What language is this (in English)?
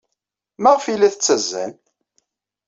Kabyle